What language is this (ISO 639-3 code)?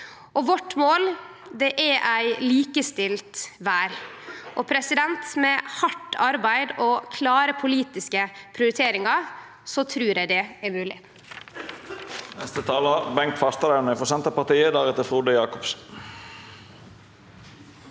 nor